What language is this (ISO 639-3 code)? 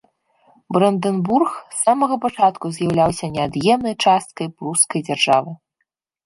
bel